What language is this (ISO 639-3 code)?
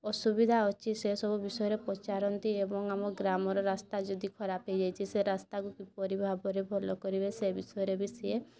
ori